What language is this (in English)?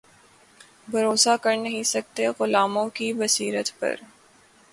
Urdu